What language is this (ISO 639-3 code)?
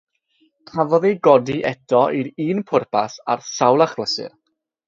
cym